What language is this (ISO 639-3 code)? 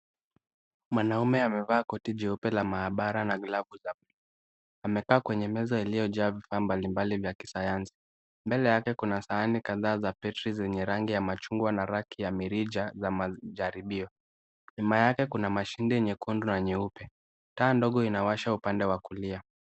swa